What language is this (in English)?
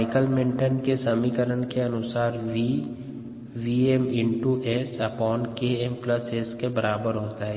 Hindi